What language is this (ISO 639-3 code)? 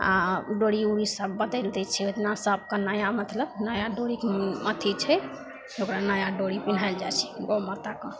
mai